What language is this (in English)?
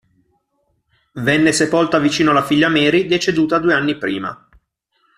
Italian